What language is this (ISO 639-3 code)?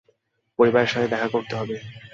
ben